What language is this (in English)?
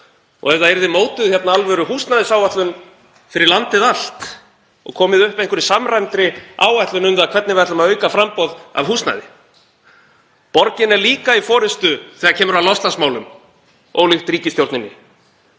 Icelandic